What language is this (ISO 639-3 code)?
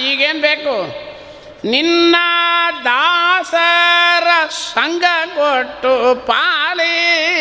kan